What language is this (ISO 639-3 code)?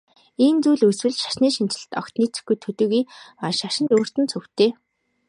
mon